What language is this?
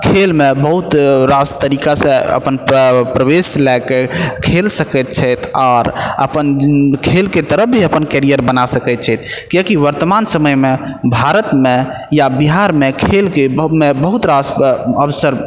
Maithili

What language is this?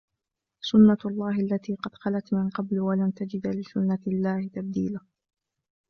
Arabic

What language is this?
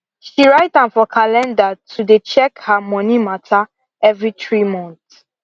Nigerian Pidgin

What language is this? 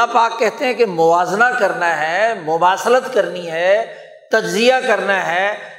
Urdu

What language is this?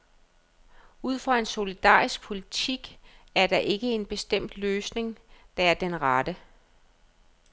Danish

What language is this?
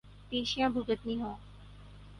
Urdu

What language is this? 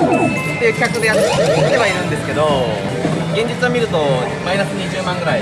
Japanese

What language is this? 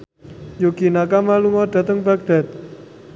Javanese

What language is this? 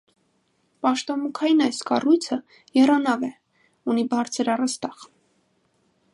Armenian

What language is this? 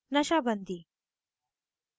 Hindi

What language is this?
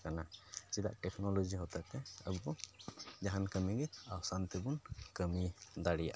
Santali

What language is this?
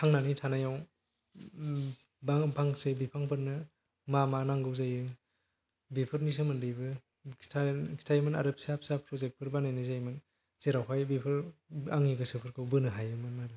Bodo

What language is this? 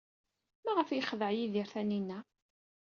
Kabyle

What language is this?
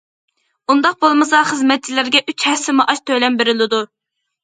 Uyghur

